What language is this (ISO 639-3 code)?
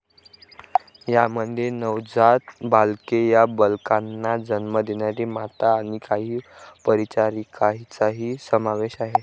mar